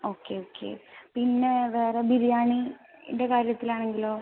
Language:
Malayalam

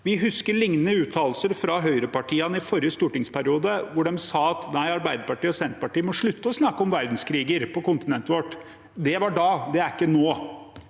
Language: Norwegian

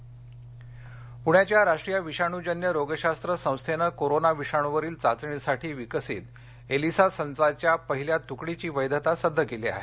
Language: Marathi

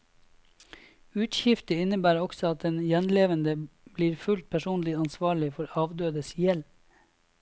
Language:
Norwegian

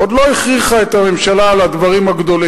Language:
Hebrew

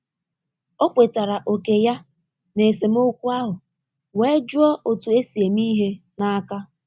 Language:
Igbo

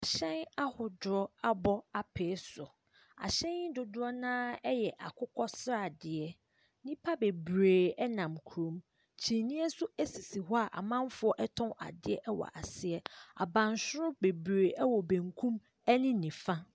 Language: Akan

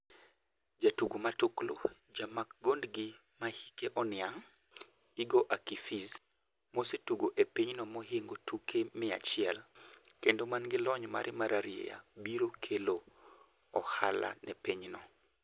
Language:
Luo (Kenya and Tanzania)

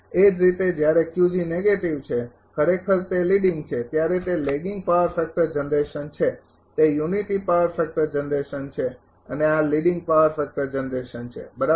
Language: Gujarati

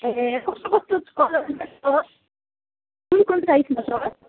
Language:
Nepali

